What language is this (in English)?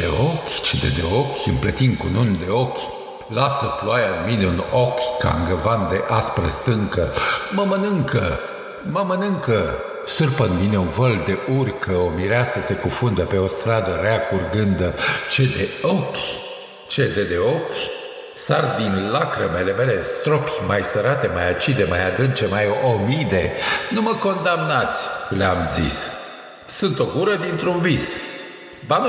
Romanian